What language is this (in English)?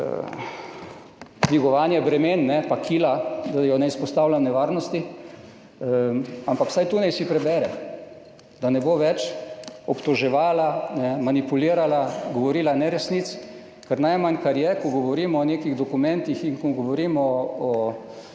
Slovenian